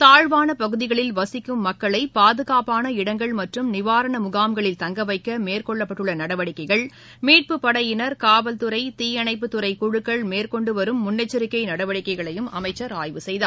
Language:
Tamil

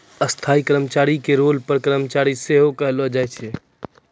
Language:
Maithili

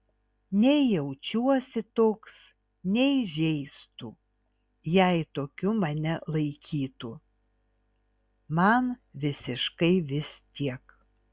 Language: Lithuanian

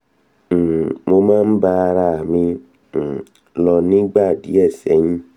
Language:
Yoruba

